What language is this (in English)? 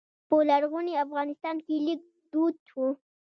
Pashto